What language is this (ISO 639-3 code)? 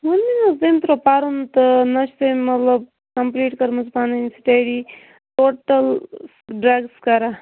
kas